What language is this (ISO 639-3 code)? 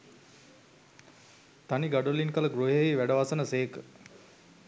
sin